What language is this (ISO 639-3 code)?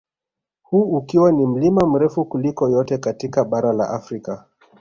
swa